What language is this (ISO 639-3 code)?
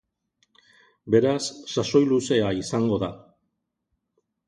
eus